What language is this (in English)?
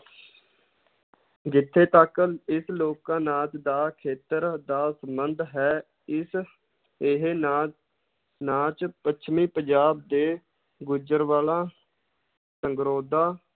Punjabi